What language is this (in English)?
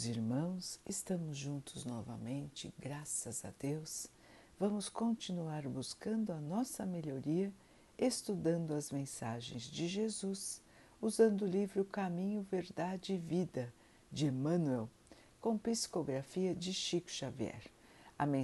Portuguese